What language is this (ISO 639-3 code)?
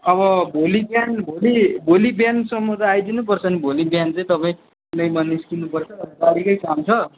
nep